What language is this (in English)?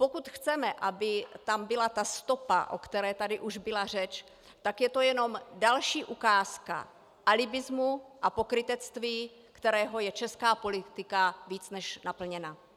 Czech